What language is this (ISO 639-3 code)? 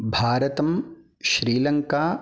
san